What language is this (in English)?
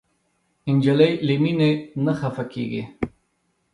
Pashto